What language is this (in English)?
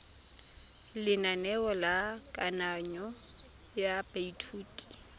Tswana